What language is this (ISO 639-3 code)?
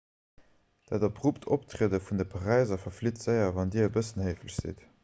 ltz